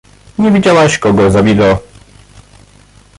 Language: Polish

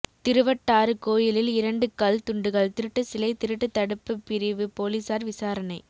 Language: Tamil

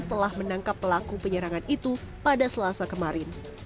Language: Indonesian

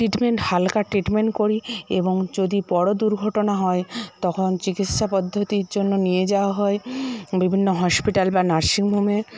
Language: Bangla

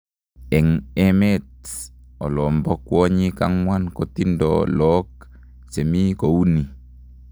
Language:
Kalenjin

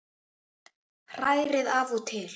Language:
Icelandic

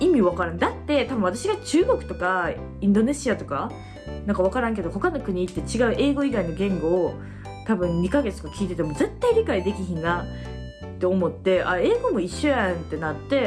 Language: Japanese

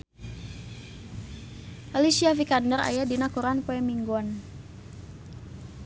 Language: Sundanese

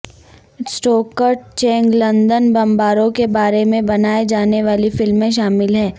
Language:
Urdu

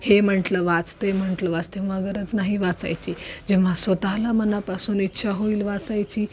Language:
Marathi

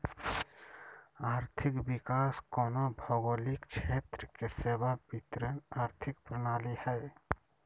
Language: Magahi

